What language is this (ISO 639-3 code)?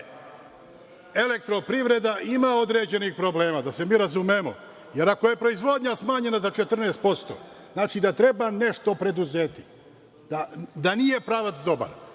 srp